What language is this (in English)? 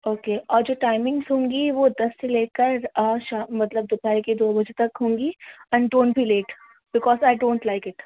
Urdu